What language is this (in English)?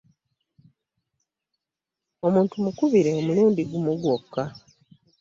Ganda